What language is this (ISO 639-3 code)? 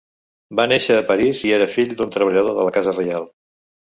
cat